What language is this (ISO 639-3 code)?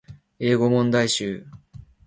jpn